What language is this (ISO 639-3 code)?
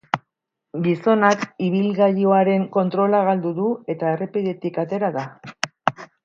eus